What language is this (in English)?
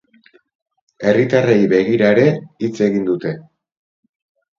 Basque